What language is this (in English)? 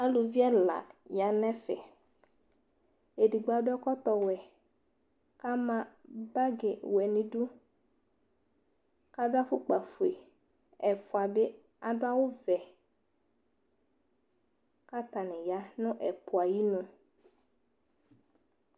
Ikposo